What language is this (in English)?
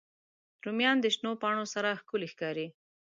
Pashto